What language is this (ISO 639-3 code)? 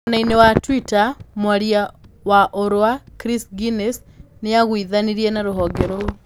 kik